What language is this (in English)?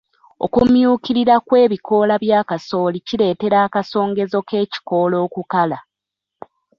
Ganda